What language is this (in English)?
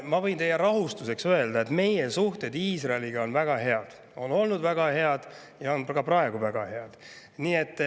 Estonian